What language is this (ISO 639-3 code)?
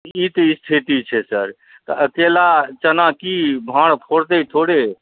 mai